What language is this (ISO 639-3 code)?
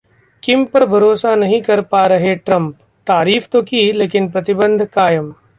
hin